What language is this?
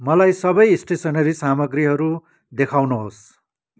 Nepali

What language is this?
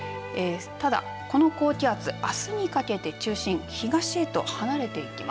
Japanese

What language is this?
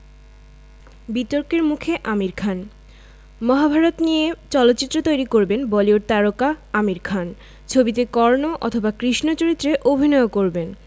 Bangla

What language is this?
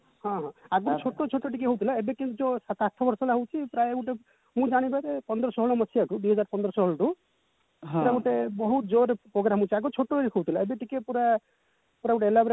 Odia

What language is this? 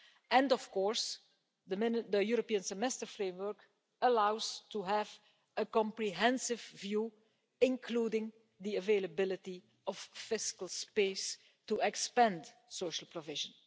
English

